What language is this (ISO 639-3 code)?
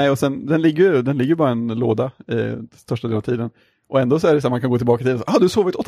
swe